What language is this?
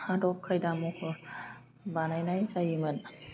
Bodo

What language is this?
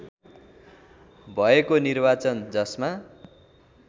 Nepali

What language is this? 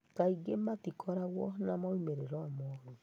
Kikuyu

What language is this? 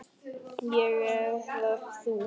Icelandic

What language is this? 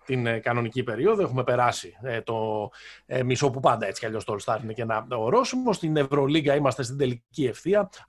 Greek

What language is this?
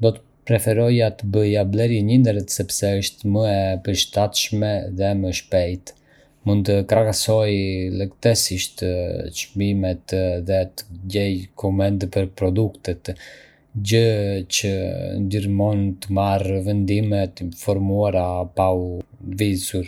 Arbëreshë Albanian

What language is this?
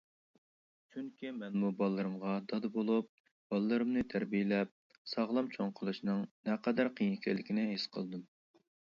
Uyghur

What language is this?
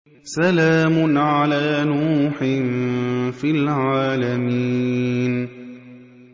Arabic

